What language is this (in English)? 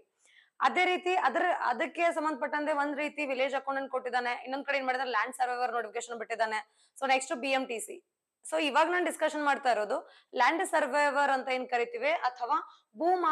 Kannada